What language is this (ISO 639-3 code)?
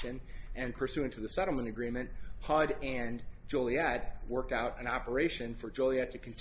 eng